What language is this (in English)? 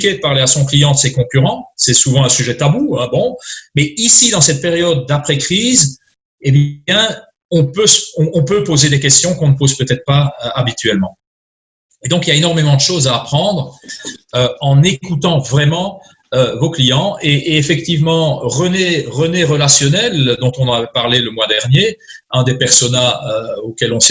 French